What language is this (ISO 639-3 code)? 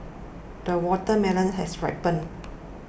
eng